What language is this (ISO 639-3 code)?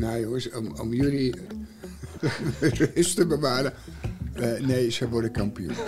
nld